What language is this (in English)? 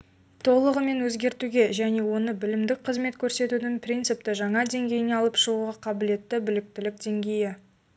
Kazakh